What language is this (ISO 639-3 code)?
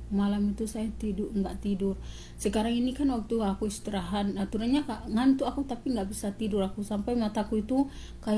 ind